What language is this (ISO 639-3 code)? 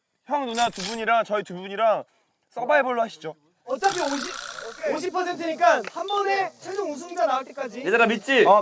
kor